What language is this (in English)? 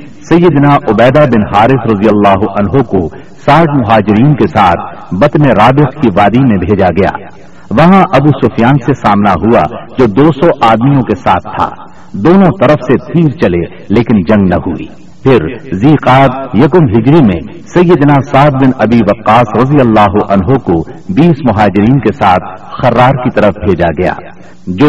Urdu